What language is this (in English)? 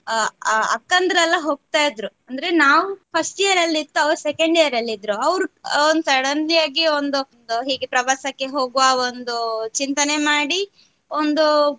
Kannada